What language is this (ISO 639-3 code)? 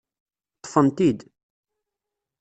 kab